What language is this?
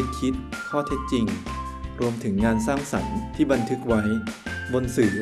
Thai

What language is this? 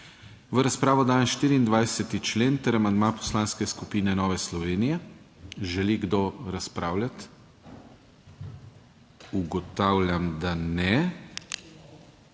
Slovenian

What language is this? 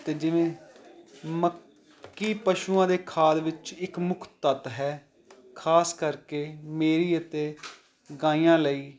Punjabi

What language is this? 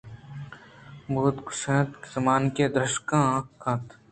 Eastern Balochi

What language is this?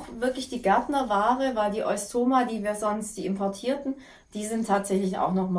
German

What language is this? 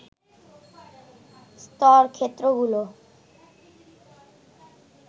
Bangla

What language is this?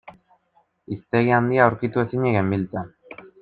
Basque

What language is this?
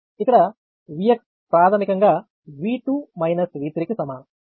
Telugu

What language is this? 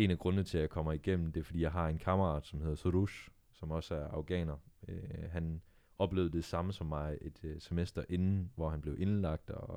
Danish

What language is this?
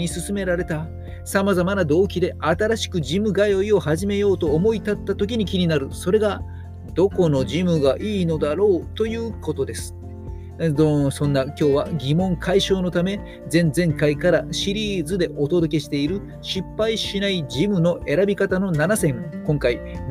Japanese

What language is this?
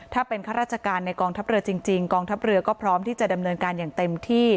Thai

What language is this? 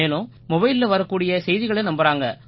Tamil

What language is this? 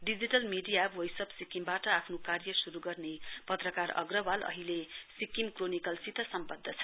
Nepali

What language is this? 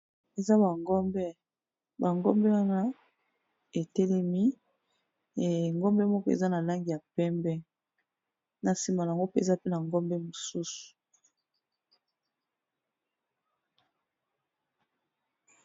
Lingala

